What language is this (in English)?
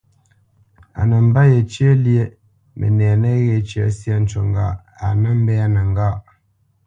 Bamenyam